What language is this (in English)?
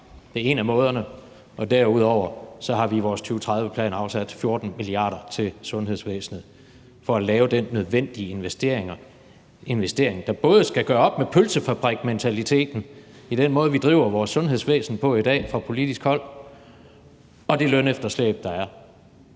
Danish